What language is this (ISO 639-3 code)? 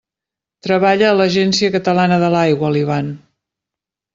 cat